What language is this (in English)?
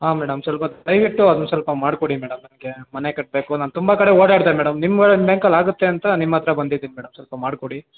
Kannada